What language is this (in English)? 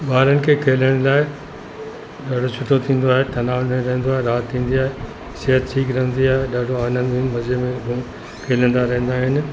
Sindhi